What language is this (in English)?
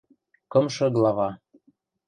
Western Mari